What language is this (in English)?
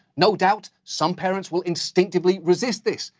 English